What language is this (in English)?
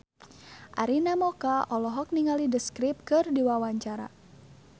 Sundanese